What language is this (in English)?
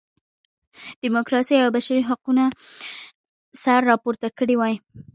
Pashto